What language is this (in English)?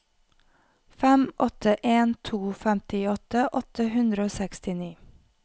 Norwegian